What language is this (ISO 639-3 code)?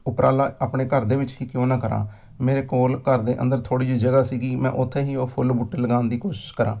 pan